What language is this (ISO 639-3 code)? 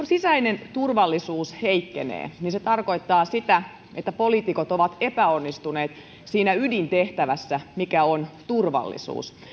fin